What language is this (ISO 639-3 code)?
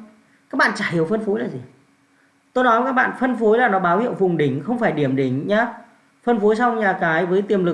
vie